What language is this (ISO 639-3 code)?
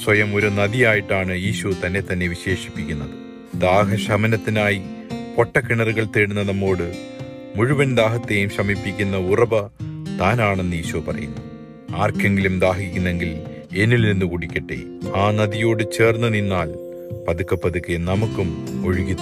mal